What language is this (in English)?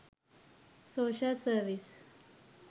Sinhala